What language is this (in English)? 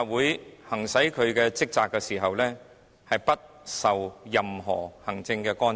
Cantonese